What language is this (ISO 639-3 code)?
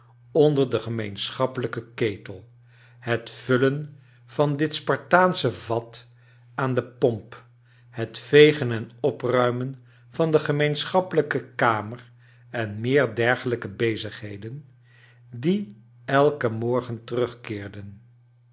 nld